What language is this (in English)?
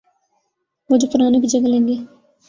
Urdu